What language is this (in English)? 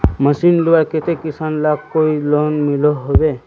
Magahi